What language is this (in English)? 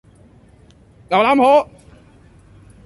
Cantonese